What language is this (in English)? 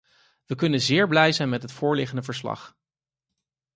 Dutch